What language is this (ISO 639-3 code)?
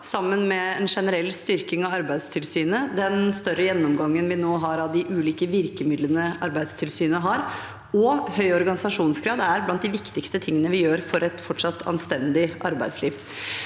nor